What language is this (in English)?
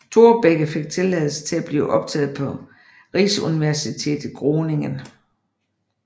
Danish